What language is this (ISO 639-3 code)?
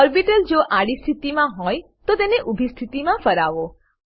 guj